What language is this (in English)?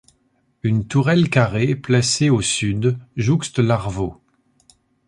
French